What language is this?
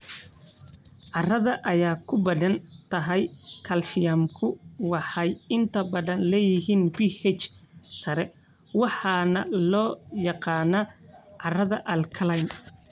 Somali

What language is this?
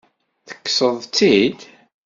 Kabyle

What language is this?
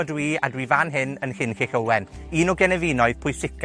Welsh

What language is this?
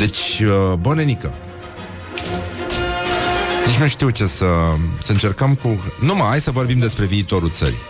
Romanian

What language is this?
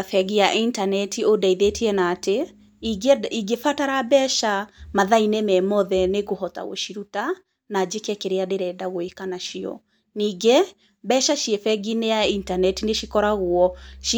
Kikuyu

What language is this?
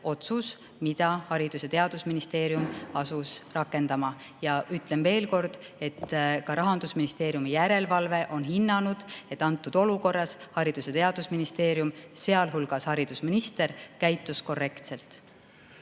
Estonian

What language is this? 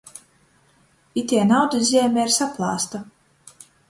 Latgalian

